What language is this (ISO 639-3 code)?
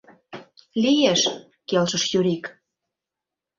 chm